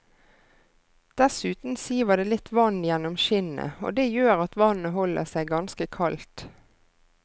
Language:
Norwegian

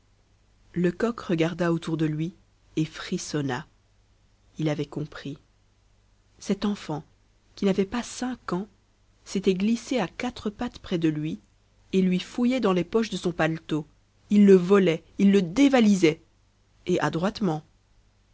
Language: French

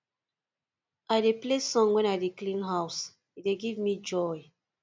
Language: Nigerian Pidgin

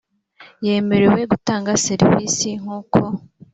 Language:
Kinyarwanda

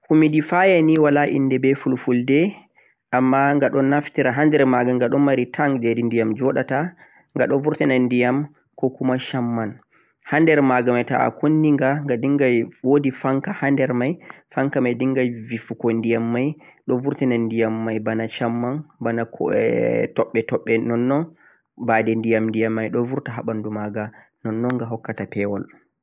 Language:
Central-Eastern Niger Fulfulde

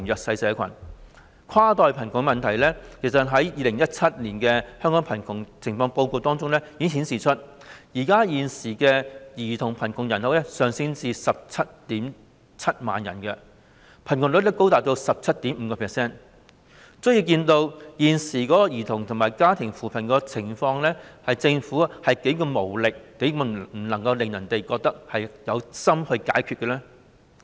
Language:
Cantonese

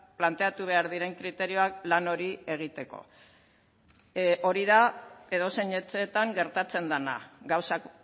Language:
Basque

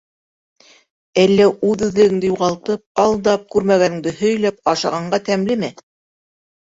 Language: Bashkir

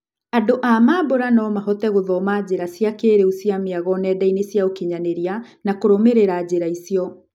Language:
Kikuyu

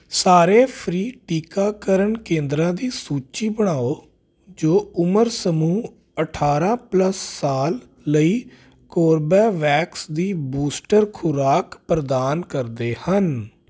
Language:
Punjabi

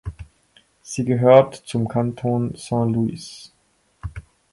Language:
German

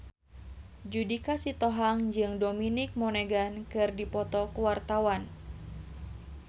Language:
Sundanese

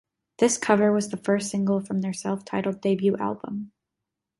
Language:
English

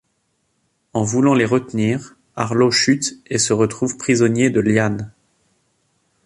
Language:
French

